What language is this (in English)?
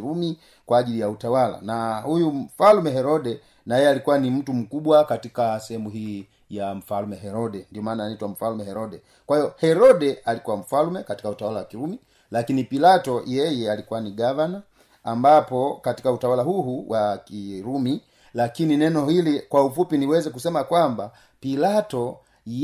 Swahili